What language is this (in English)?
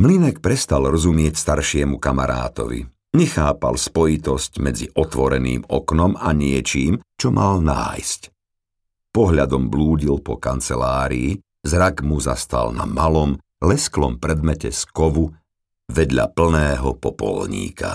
Slovak